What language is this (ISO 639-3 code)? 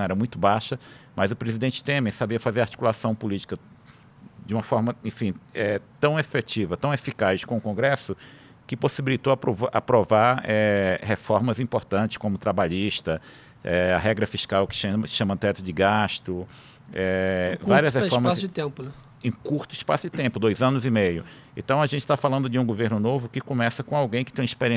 por